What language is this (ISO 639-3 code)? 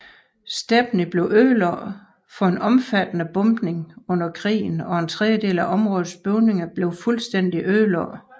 dan